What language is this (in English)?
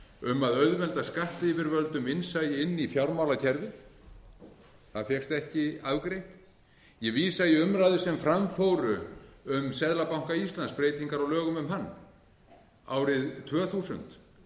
Icelandic